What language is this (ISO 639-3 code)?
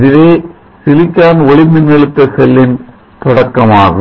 tam